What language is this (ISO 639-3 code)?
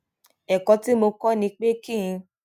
yor